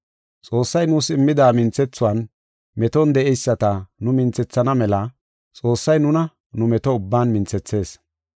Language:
Gofa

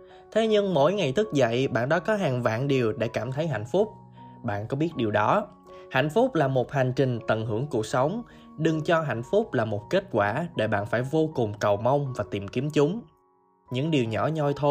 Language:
Vietnamese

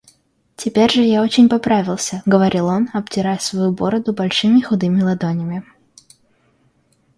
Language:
Russian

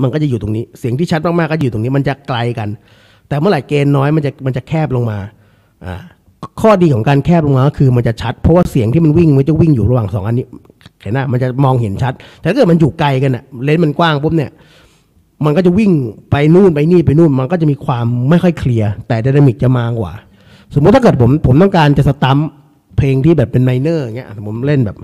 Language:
Thai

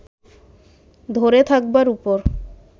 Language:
Bangla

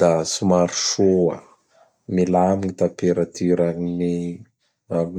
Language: Bara Malagasy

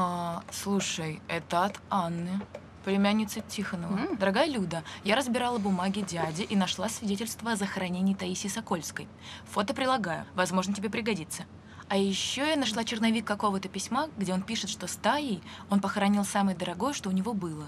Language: Russian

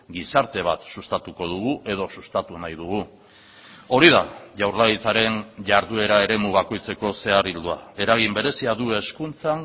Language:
Basque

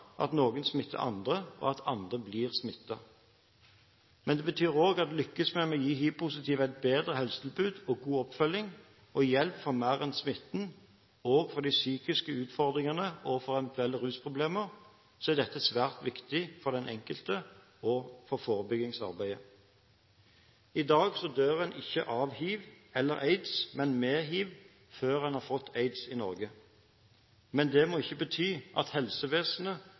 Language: Norwegian Bokmål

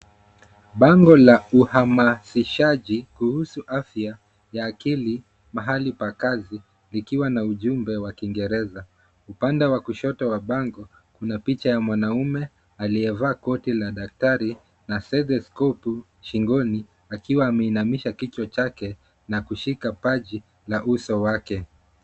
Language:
Swahili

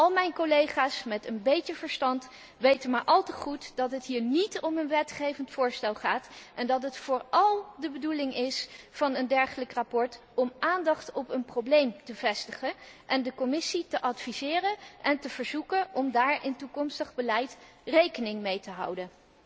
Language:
Dutch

